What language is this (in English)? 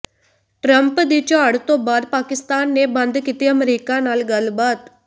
Punjabi